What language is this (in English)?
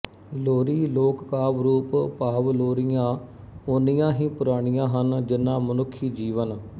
Punjabi